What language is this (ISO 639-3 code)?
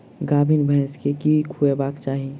mai